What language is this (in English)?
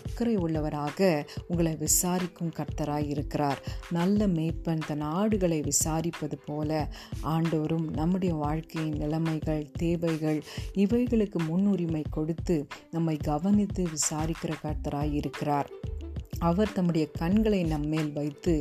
Tamil